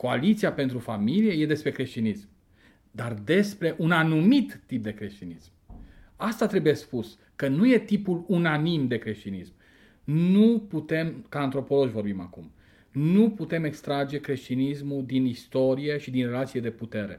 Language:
Romanian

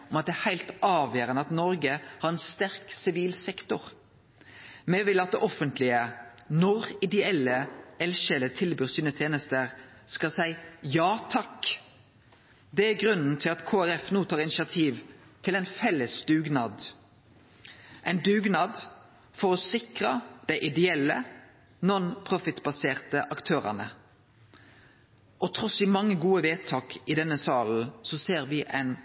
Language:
Norwegian Nynorsk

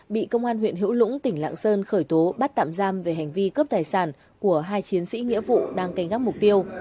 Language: Vietnamese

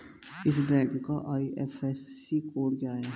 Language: Hindi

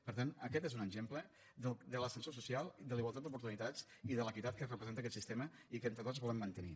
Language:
Catalan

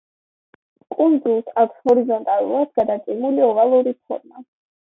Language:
Georgian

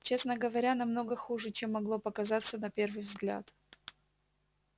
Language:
Russian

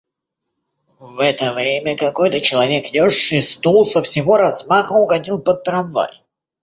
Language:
Russian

